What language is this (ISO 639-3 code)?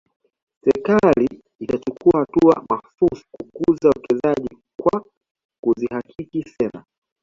swa